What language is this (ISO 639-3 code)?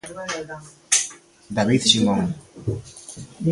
glg